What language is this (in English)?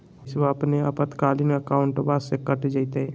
Magahi